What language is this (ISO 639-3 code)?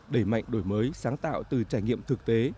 vie